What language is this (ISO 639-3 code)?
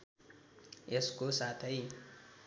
nep